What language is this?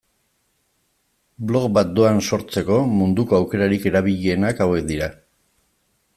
Basque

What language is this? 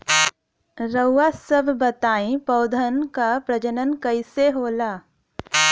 Bhojpuri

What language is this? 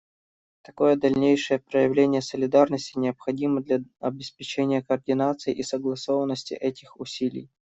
Russian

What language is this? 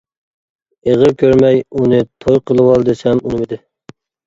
Uyghur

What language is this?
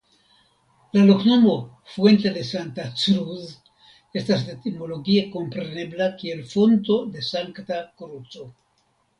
Esperanto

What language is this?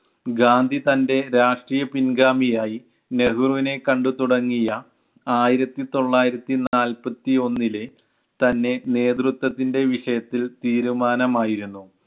Malayalam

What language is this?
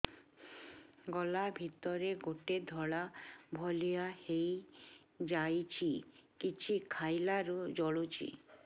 Odia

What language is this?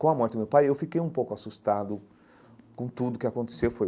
Portuguese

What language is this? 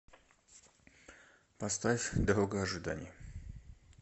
Russian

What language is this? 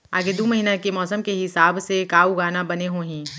Chhattisgarhi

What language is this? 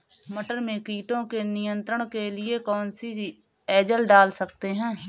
Hindi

